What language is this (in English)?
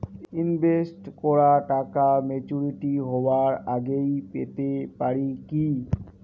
Bangla